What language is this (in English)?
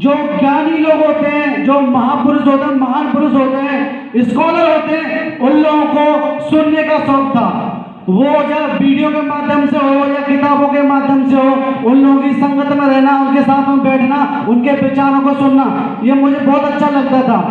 Hindi